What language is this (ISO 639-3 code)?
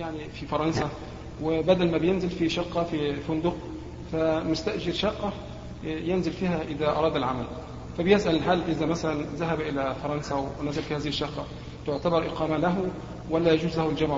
ara